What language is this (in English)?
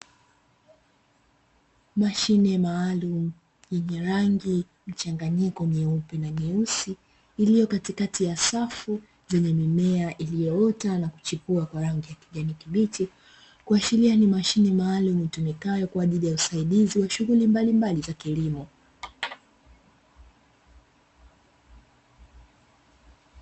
Swahili